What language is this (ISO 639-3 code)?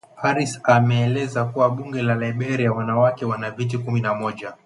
swa